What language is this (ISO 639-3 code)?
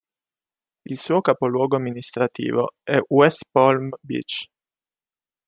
ita